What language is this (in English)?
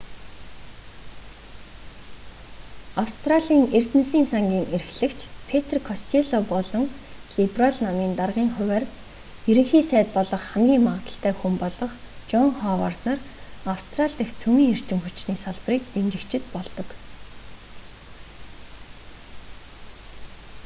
Mongolian